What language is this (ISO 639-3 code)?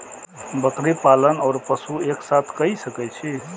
mai